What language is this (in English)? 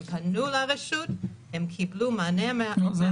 Hebrew